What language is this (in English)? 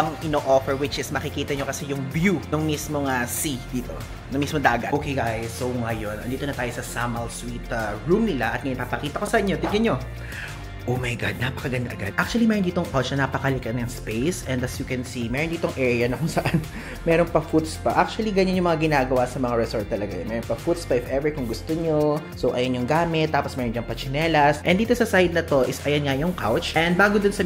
Filipino